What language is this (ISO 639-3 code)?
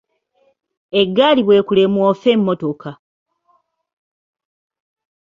lug